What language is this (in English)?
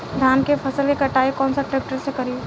Bhojpuri